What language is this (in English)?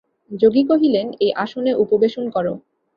Bangla